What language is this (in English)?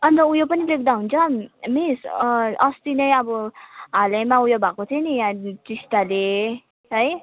Nepali